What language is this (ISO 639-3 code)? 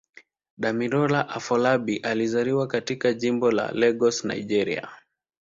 swa